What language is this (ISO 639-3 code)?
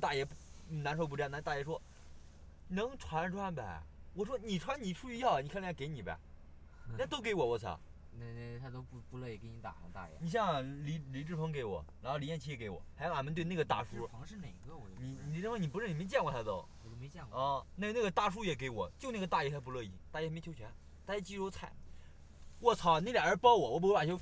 zho